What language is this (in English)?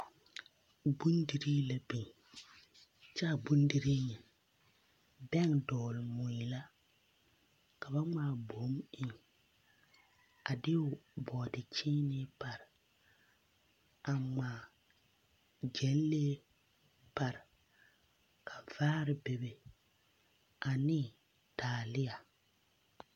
Southern Dagaare